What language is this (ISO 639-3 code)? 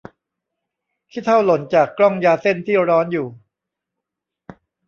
tha